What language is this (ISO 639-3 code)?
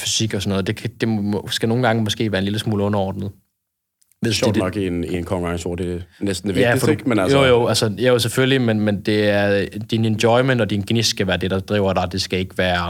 dan